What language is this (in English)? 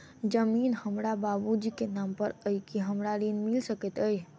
Maithili